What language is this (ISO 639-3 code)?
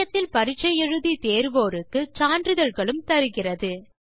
tam